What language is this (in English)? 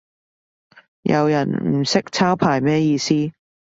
Cantonese